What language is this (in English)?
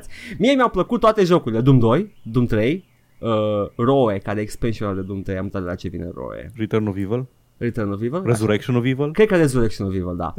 Romanian